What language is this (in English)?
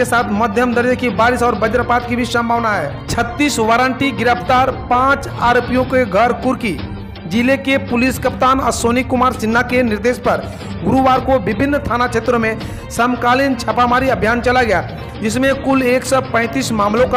Hindi